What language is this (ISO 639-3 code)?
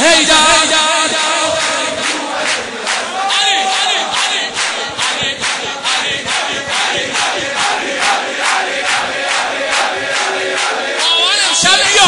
fas